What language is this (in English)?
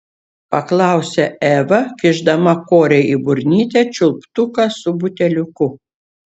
Lithuanian